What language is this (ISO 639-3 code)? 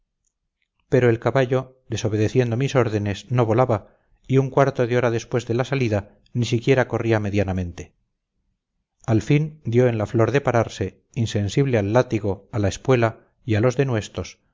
spa